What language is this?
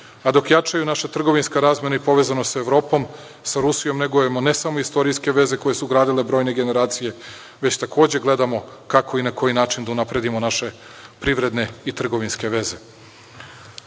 Serbian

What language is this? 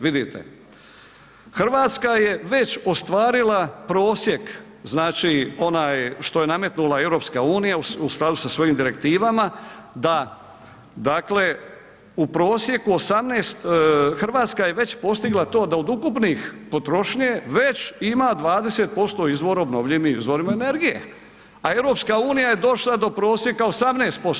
Croatian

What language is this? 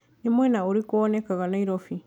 Kikuyu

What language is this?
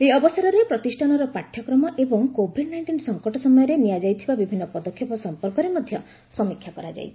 Odia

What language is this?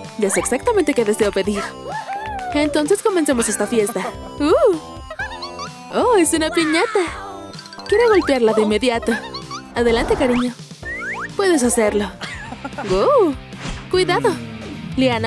Spanish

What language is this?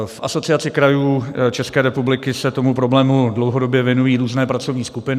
Czech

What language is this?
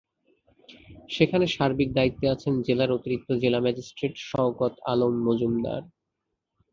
Bangla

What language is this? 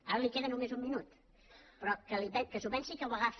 Catalan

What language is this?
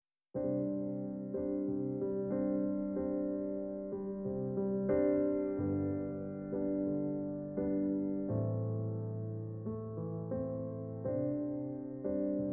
Polish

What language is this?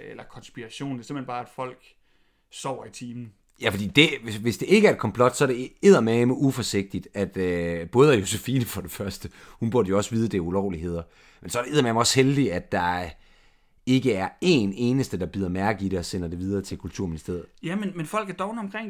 Danish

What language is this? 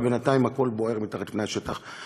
Hebrew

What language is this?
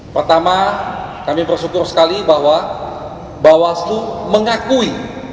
Indonesian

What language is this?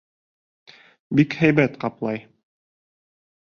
Bashkir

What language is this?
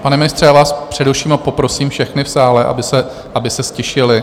Czech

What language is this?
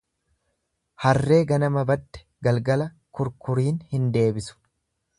Oromo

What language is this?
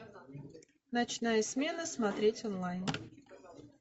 Russian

